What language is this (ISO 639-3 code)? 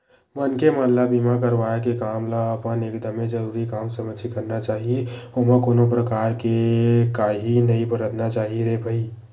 hne